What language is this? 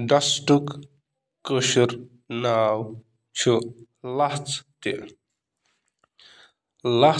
Kashmiri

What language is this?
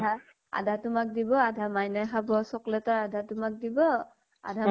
Assamese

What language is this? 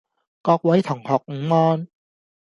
Cantonese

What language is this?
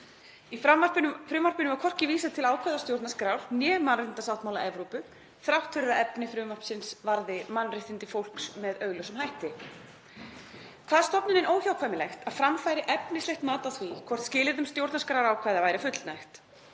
Icelandic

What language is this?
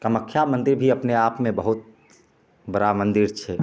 Maithili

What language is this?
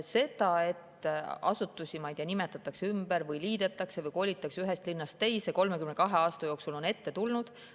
Estonian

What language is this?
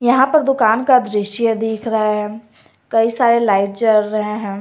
Hindi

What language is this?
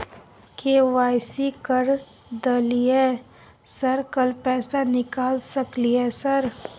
Maithili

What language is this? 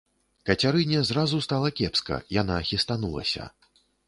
Belarusian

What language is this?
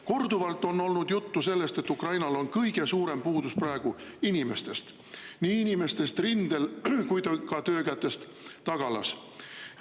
Estonian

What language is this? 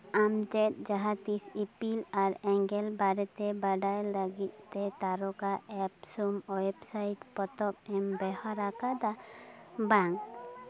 Santali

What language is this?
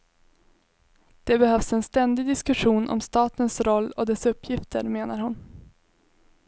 Swedish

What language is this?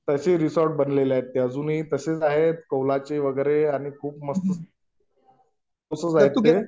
Marathi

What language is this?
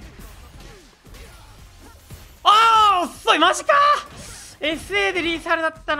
Japanese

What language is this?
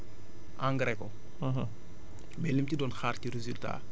Wolof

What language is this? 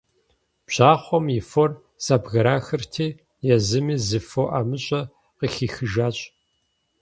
Kabardian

